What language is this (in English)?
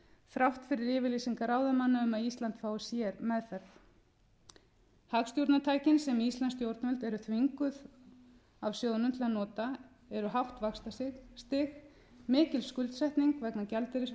Icelandic